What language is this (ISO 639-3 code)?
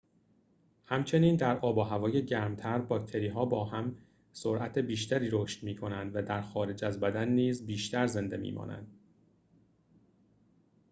fas